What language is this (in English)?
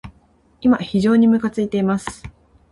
Japanese